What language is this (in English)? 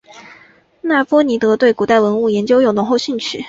Chinese